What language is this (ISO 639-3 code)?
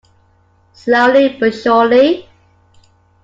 eng